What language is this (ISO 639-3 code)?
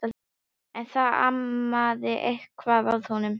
isl